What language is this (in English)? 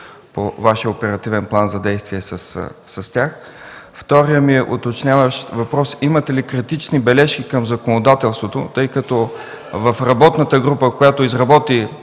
Bulgarian